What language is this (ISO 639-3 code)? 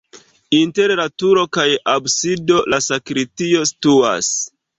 epo